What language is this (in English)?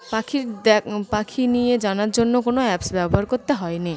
Bangla